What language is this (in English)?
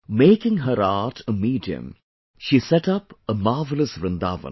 English